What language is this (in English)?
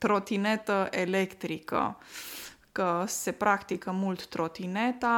Romanian